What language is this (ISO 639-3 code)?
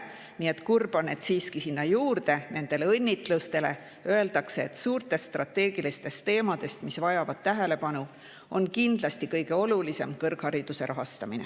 est